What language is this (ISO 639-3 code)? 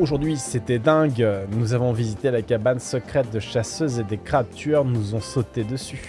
fra